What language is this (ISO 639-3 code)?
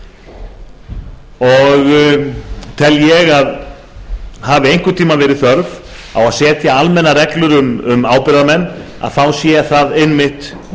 isl